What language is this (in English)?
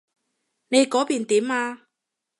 Cantonese